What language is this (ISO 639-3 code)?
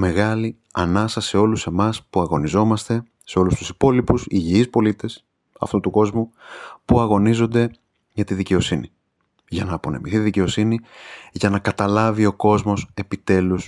ell